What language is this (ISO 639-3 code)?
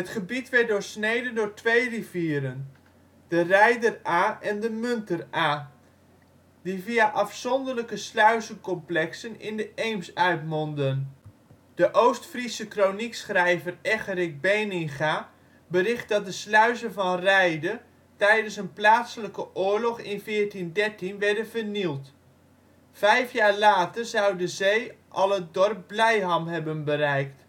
nld